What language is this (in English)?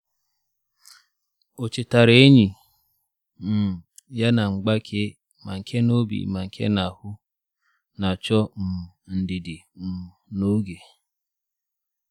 Igbo